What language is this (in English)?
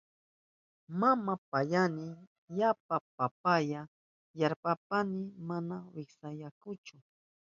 Southern Pastaza Quechua